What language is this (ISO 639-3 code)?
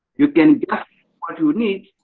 eng